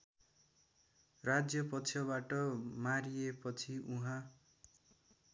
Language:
Nepali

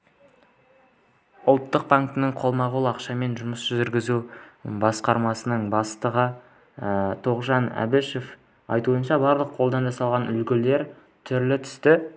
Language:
Kazakh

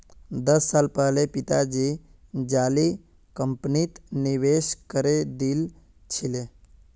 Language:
Magahi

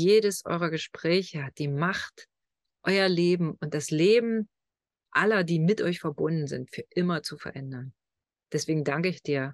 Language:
German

